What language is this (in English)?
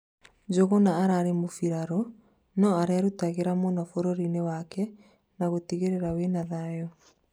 Kikuyu